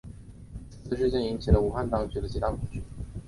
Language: Chinese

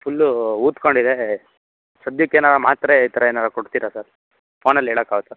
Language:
Kannada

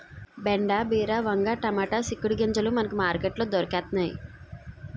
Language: Telugu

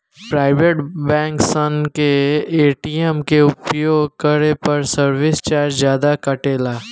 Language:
Bhojpuri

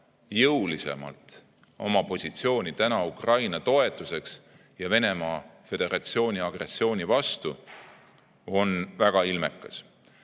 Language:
Estonian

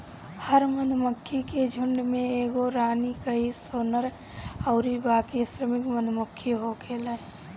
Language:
Bhojpuri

